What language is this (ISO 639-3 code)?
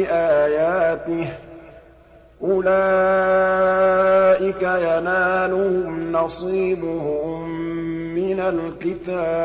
ara